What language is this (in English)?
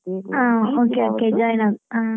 Kannada